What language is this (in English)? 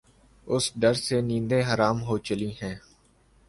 Urdu